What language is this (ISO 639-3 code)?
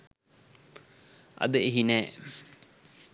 sin